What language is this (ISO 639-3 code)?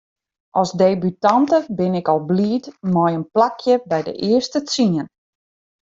fry